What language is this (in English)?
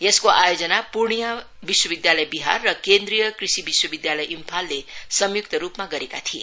Nepali